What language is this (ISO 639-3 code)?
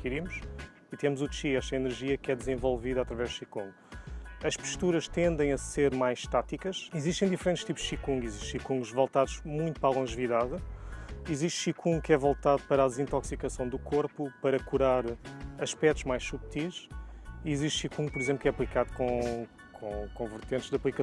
por